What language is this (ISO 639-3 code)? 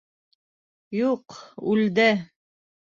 bak